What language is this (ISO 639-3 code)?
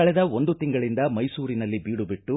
kan